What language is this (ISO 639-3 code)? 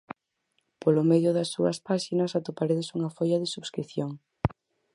glg